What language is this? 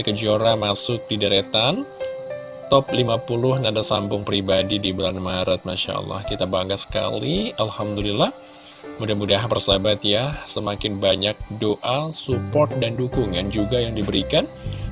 Indonesian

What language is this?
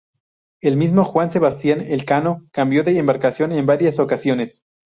Spanish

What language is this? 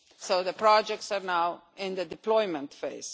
English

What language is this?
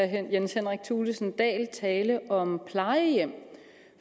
Danish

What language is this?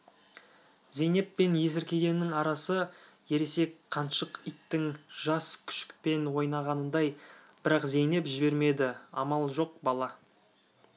Kazakh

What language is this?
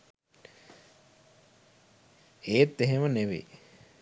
Sinhala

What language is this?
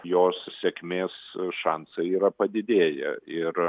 Lithuanian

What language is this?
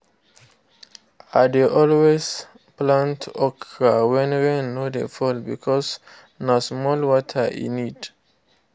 Nigerian Pidgin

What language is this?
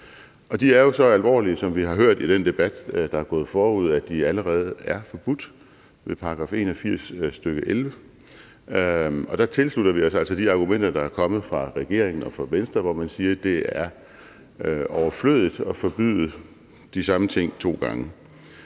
Danish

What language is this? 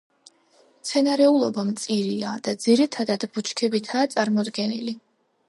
Georgian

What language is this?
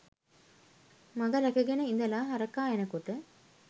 Sinhala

